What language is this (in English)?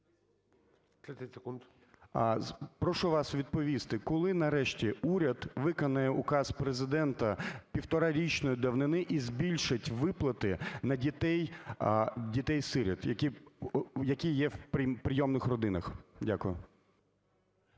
Ukrainian